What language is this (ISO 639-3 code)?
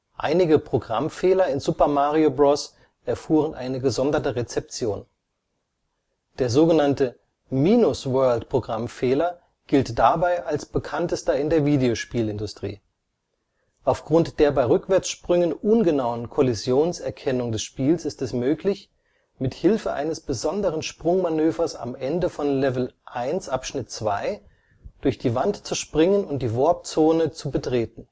deu